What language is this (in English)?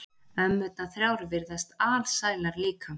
Icelandic